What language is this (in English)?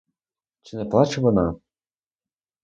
Ukrainian